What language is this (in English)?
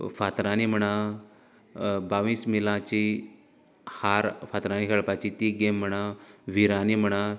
Konkani